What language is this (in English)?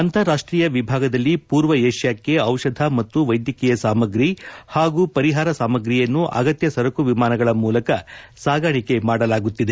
Kannada